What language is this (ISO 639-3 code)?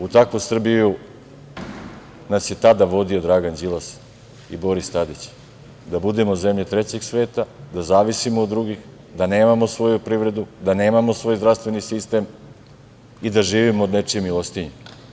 srp